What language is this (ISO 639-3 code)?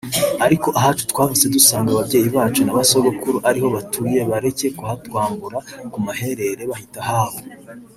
kin